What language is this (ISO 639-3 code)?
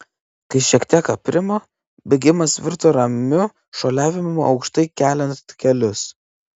lit